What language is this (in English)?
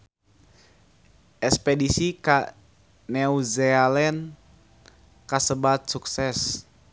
Sundanese